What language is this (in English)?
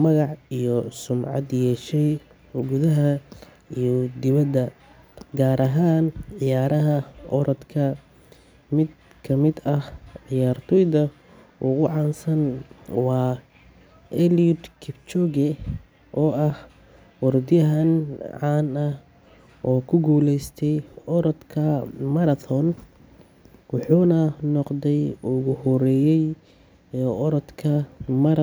Somali